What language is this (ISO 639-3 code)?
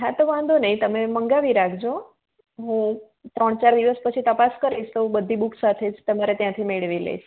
guj